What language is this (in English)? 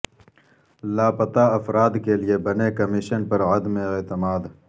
Urdu